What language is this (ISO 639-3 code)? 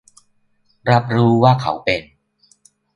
tha